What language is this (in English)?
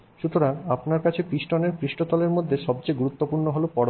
Bangla